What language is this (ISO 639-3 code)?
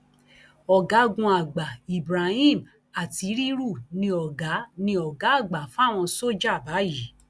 yor